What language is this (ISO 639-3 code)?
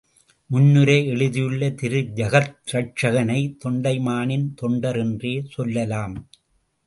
tam